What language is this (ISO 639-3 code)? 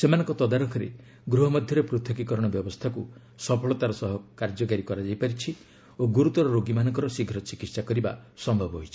ori